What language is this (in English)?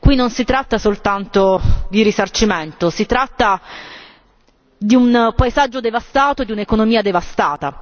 Italian